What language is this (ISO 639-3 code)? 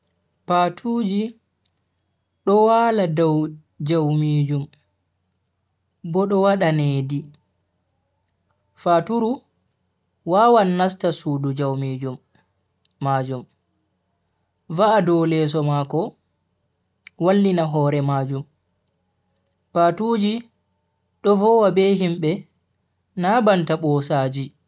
fui